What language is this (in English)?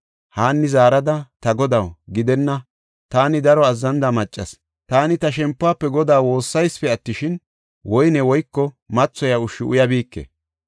Gofa